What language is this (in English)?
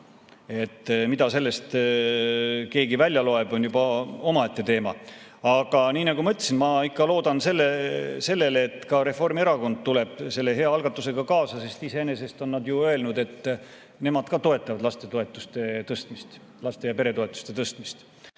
Estonian